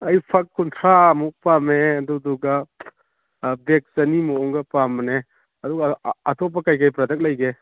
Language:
Manipuri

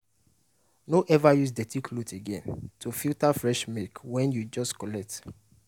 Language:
Nigerian Pidgin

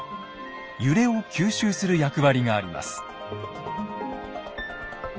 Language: Japanese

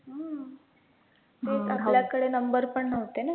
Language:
Marathi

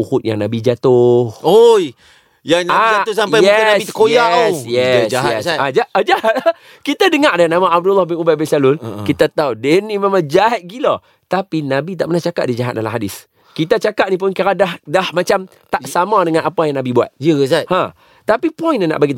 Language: Malay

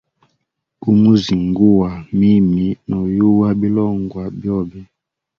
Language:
Hemba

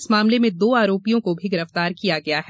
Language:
Hindi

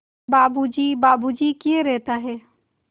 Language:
Hindi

